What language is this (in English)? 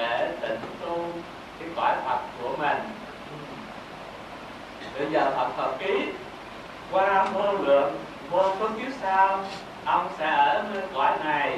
Vietnamese